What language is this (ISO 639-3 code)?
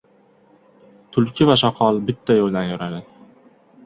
uzb